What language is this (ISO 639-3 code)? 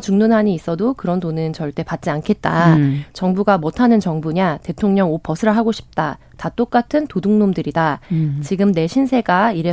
kor